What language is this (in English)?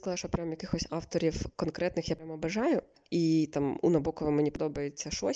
Ukrainian